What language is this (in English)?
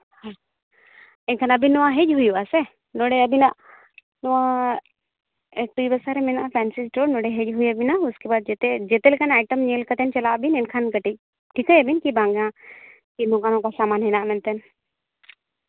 Santali